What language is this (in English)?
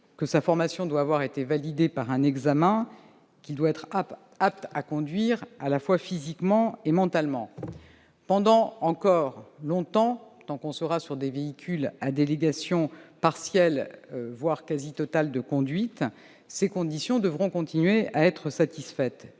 French